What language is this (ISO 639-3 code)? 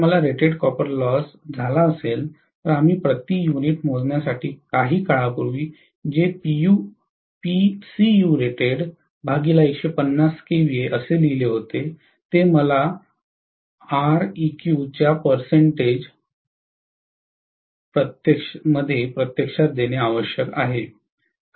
mar